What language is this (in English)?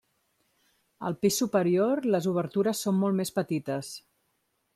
Catalan